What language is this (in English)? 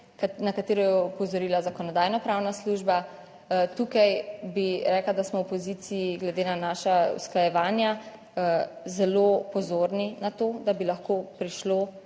Slovenian